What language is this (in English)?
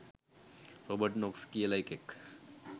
Sinhala